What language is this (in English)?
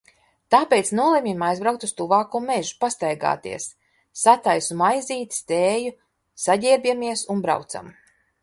Latvian